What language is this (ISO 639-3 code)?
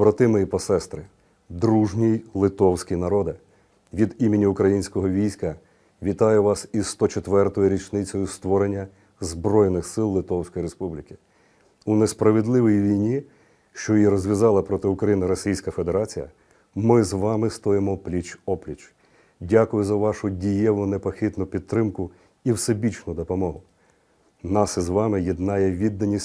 ukr